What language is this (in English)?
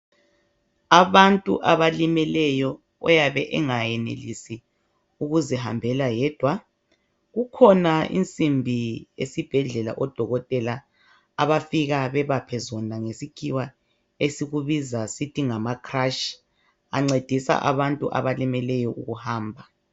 North Ndebele